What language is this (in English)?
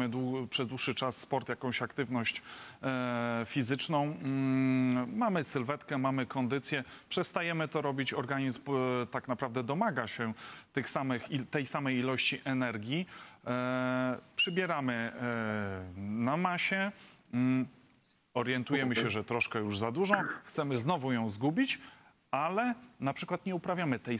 Polish